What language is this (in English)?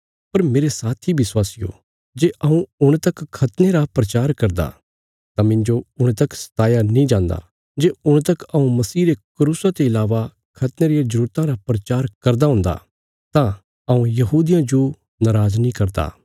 Bilaspuri